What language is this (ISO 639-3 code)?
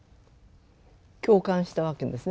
jpn